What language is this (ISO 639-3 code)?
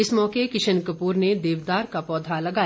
hin